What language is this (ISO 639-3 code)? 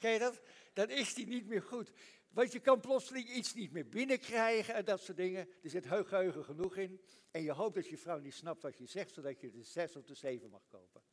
nld